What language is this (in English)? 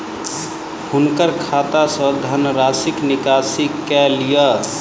Maithili